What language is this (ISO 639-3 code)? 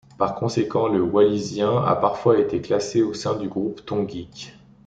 fra